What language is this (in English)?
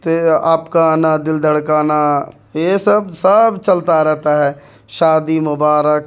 Urdu